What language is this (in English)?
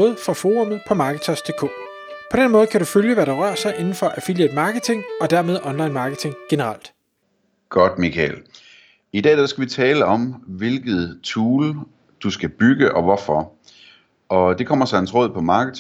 Danish